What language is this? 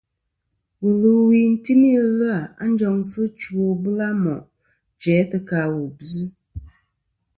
Kom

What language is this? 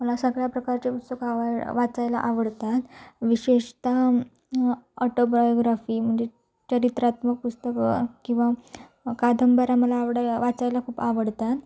Marathi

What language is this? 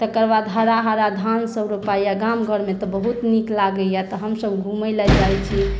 Maithili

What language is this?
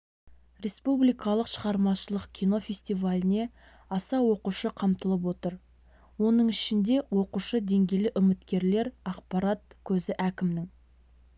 Kazakh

